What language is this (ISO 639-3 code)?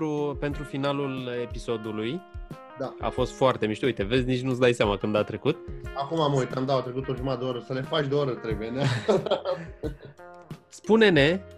ron